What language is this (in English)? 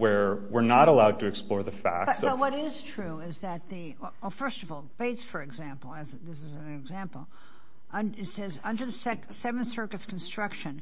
English